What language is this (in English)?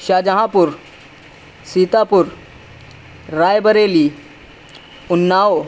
Urdu